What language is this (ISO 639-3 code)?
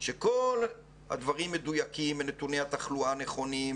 heb